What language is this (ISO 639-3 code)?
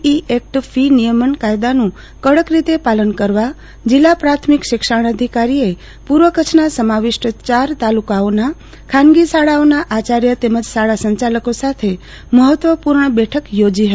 guj